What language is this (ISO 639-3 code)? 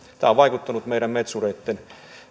fin